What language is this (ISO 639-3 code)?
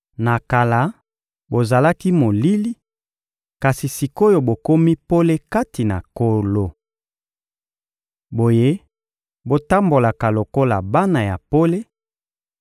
lin